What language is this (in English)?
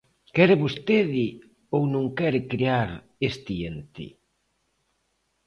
Galician